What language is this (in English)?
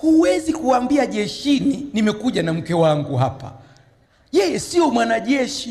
Swahili